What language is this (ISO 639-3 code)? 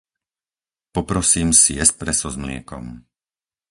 slk